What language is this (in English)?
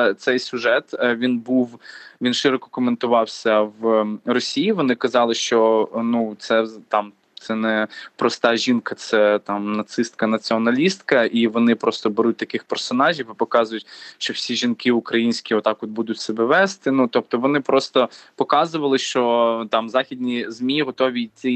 Ukrainian